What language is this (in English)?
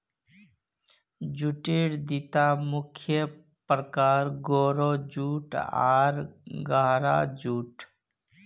Magahi